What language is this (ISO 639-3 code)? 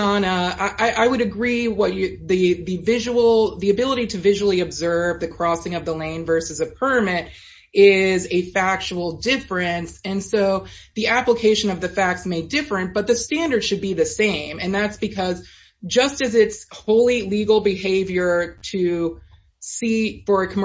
eng